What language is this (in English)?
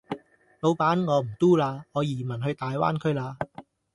Cantonese